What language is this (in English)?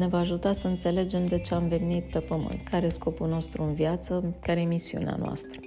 Romanian